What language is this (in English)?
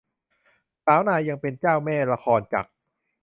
Thai